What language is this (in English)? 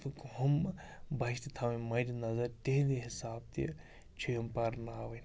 Kashmiri